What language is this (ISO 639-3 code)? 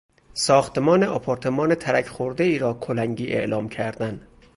fas